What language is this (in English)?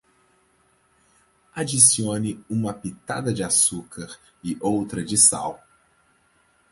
Portuguese